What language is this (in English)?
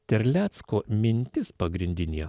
Lithuanian